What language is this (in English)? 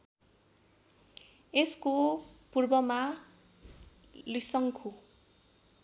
Nepali